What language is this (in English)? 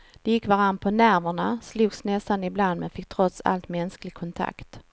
Swedish